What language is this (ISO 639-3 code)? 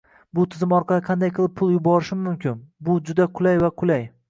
uzb